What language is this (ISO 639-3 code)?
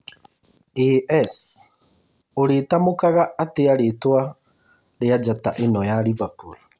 kik